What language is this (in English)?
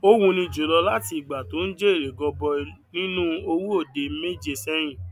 Yoruba